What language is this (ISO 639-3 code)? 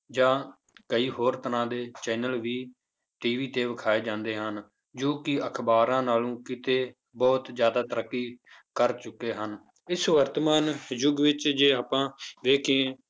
pan